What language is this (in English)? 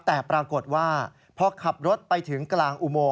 Thai